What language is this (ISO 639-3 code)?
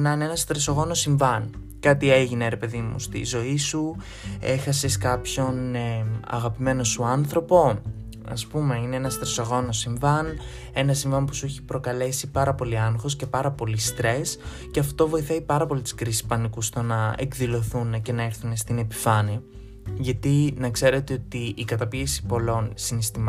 ell